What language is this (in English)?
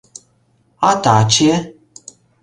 Mari